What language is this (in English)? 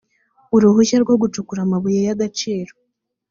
Kinyarwanda